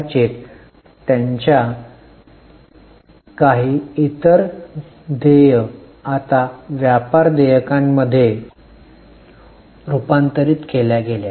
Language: Marathi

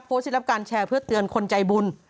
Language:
Thai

